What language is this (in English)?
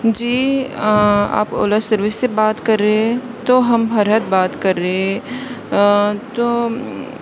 Urdu